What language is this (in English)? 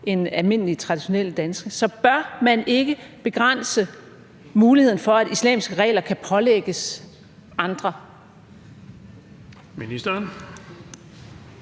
Danish